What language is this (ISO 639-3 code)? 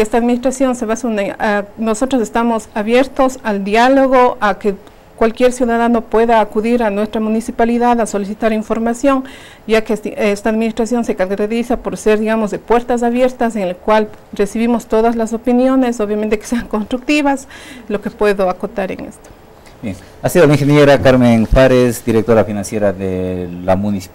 spa